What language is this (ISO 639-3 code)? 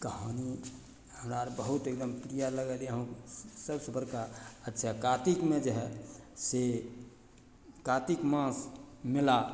mai